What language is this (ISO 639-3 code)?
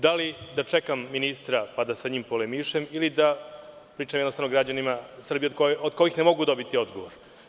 srp